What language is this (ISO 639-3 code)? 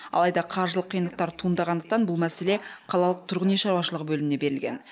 kaz